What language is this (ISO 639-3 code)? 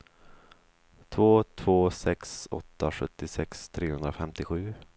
swe